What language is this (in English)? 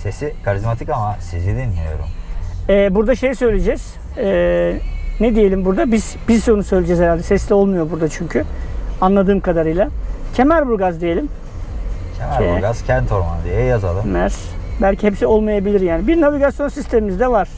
Turkish